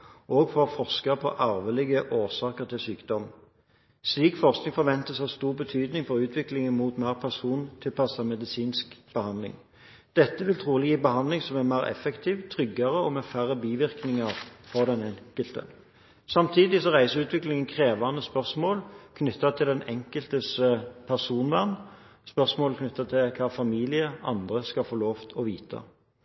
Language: Norwegian Bokmål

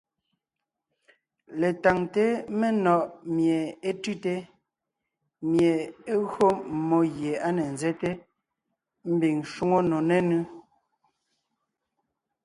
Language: Ngiemboon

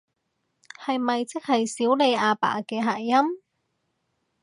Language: Cantonese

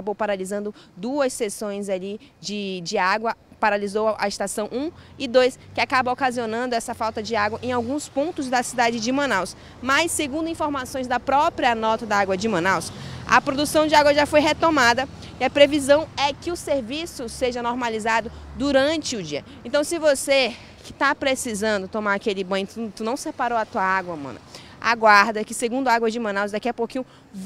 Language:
Portuguese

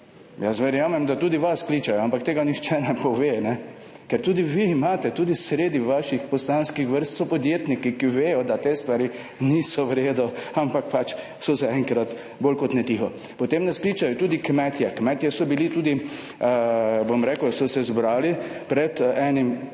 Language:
Slovenian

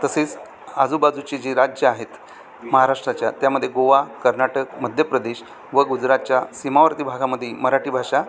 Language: Marathi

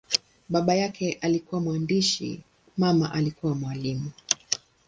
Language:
Swahili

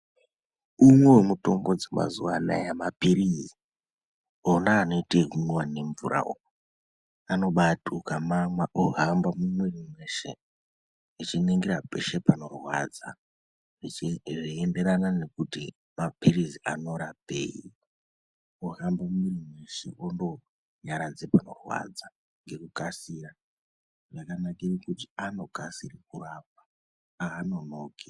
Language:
Ndau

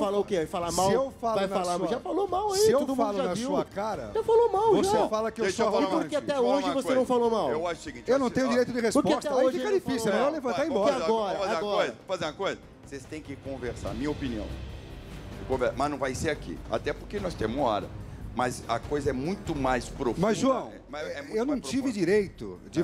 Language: Portuguese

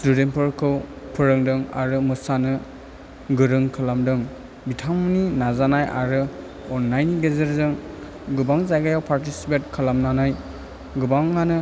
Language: Bodo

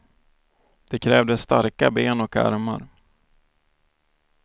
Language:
Swedish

